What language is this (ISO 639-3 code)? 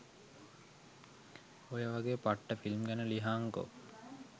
sin